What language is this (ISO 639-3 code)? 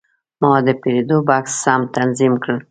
pus